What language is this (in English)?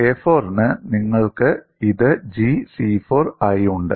Malayalam